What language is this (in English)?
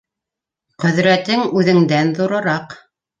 Bashkir